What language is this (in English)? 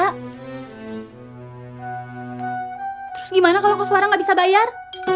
Indonesian